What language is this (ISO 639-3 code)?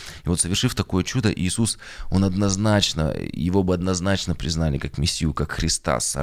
rus